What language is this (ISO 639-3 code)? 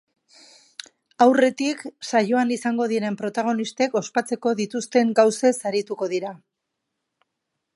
eus